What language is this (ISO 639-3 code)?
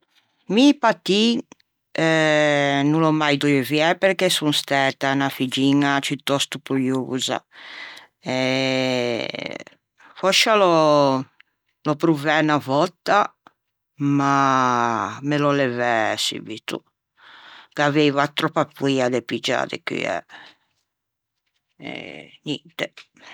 lij